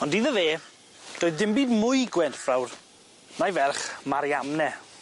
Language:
Welsh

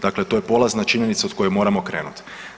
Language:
Croatian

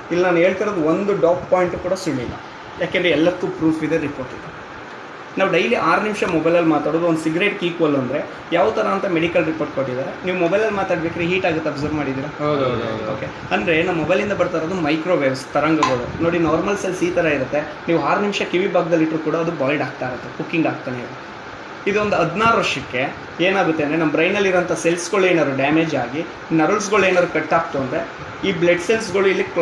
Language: Kannada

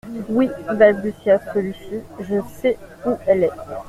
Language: French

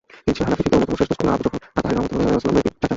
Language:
Bangla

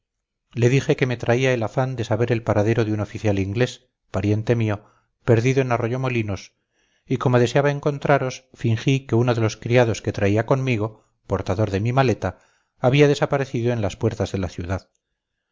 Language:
Spanish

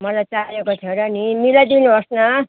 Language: Nepali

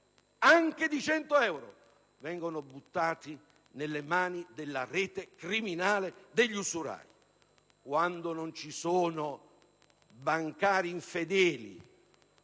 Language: Italian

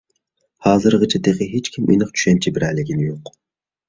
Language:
Uyghur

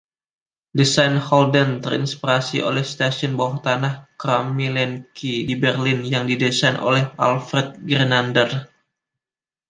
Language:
Indonesian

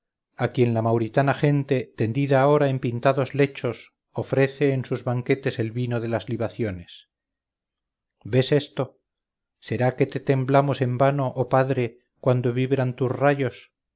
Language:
Spanish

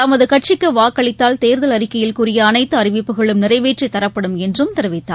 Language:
Tamil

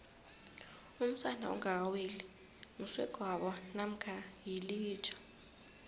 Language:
South Ndebele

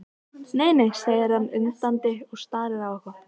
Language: Icelandic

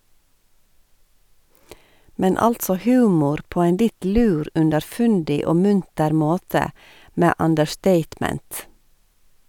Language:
Norwegian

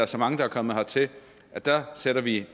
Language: Danish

